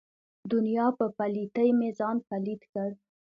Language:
Pashto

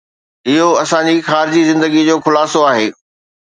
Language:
Sindhi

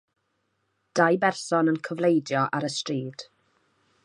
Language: Welsh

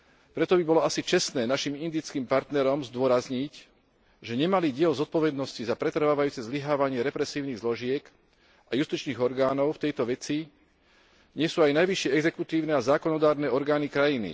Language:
Slovak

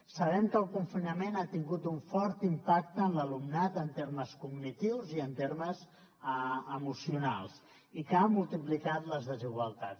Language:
Catalan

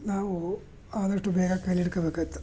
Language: Kannada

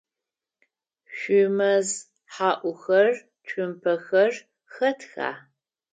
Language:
Adyghe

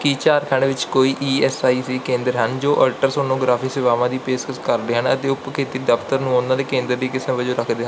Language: Punjabi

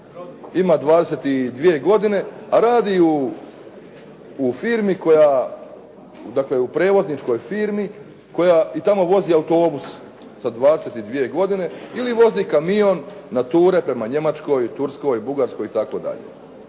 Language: Croatian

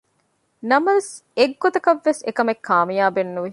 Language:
Divehi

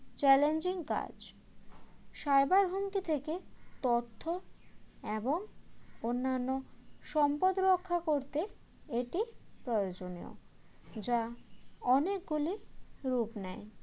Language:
Bangla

